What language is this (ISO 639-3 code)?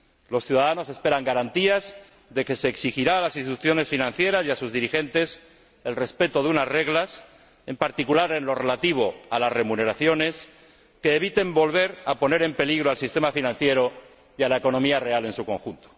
spa